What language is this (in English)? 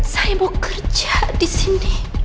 Indonesian